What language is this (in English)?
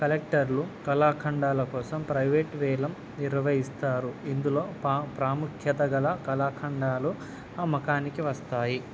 Telugu